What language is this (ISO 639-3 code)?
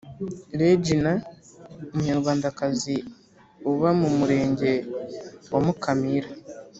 kin